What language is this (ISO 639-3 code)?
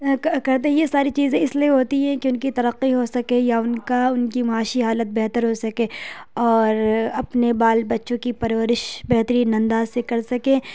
urd